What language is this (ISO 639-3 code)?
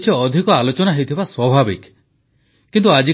ori